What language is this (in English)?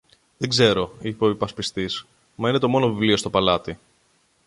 Greek